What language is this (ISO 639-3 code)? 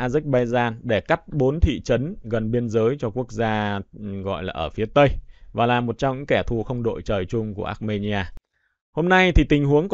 vie